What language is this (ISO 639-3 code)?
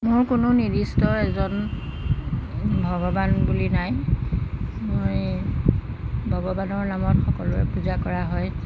asm